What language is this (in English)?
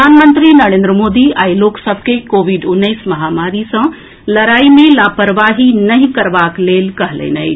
Maithili